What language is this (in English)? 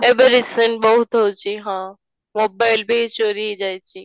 Odia